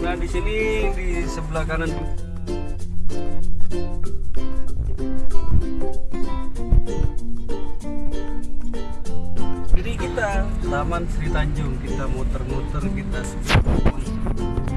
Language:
Indonesian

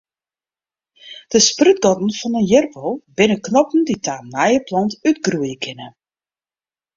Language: Western Frisian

